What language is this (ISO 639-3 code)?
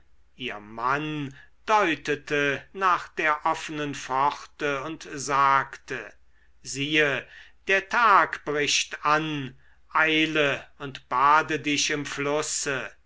deu